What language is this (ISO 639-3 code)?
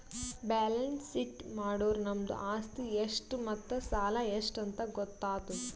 kan